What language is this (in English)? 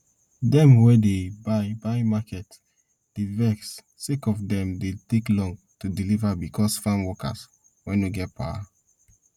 Nigerian Pidgin